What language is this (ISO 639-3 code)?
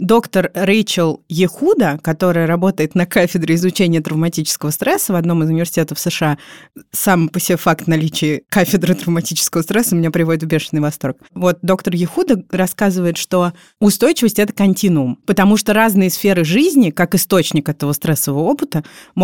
rus